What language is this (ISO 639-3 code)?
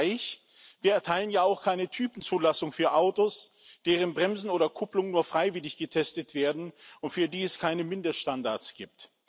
deu